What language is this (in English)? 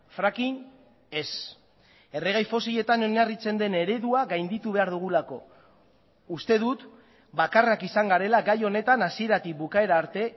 Basque